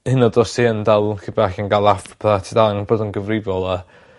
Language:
Welsh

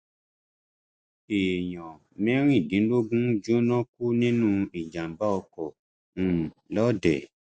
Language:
Yoruba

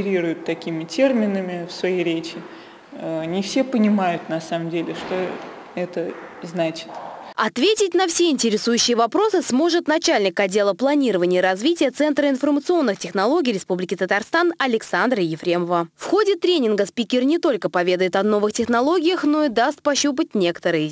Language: Russian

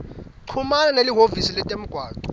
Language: Swati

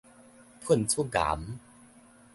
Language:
Min Nan Chinese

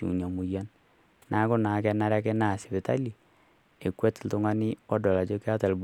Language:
Masai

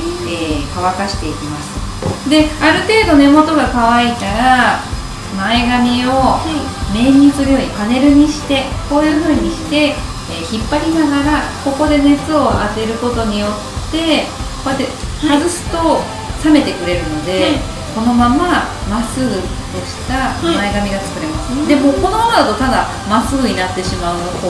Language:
Japanese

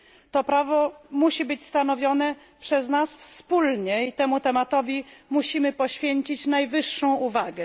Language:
Polish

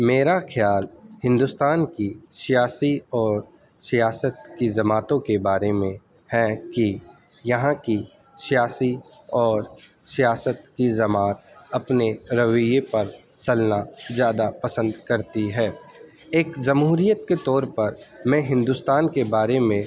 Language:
Urdu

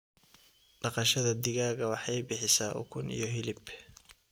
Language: Somali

